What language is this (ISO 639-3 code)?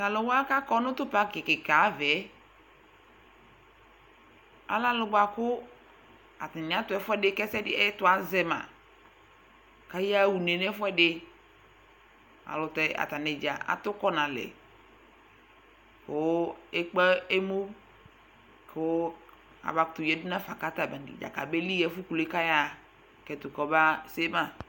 kpo